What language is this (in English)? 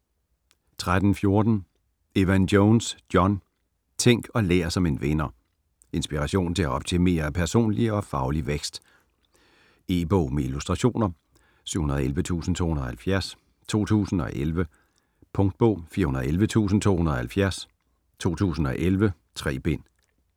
Danish